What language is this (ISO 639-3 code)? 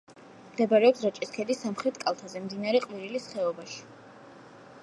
kat